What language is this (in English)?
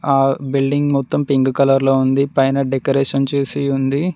Telugu